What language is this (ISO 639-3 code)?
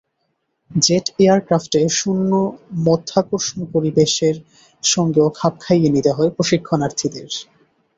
ben